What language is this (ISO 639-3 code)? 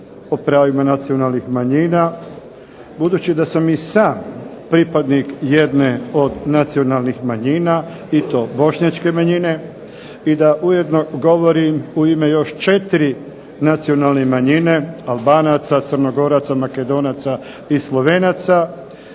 hrv